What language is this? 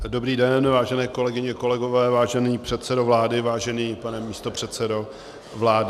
Czech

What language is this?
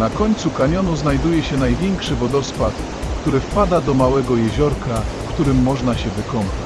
Polish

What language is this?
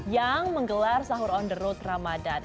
Indonesian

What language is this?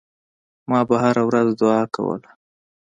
Pashto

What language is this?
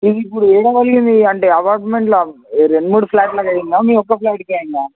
Telugu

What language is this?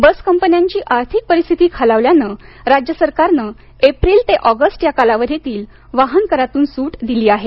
Marathi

